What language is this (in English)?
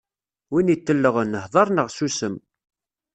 Kabyle